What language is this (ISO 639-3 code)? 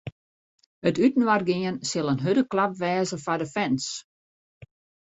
fry